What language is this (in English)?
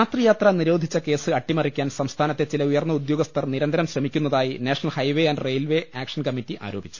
Malayalam